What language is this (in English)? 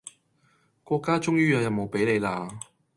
Cantonese